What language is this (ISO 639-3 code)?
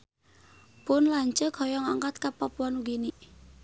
sun